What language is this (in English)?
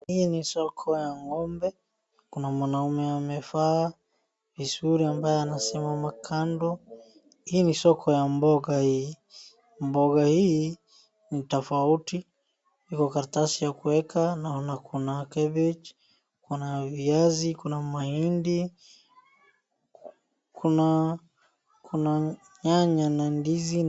Swahili